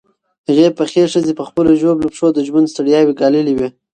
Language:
Pashto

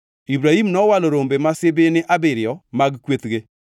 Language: Luo (Kenya and Tanzania)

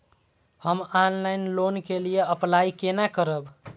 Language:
Maithili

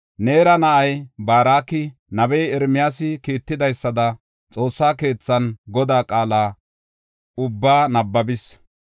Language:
Gofa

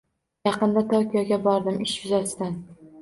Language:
Uzbek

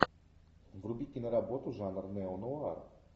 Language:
Russian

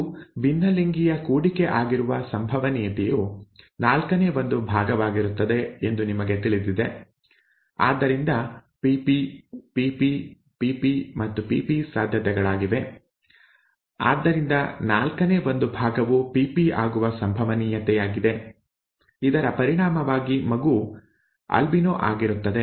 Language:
Kannada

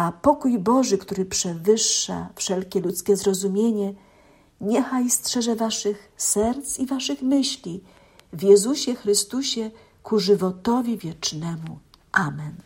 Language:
Polish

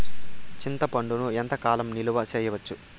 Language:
Telugu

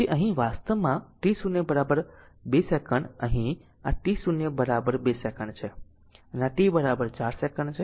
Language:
Gujarati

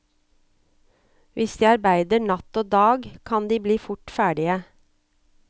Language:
Norwegian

